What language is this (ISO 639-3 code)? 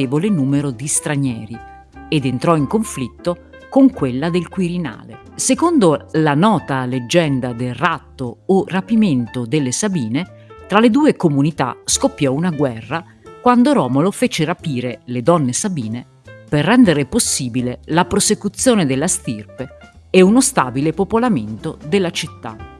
ita